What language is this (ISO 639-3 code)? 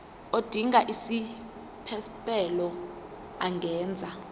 zul